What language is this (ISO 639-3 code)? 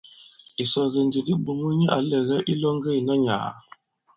abb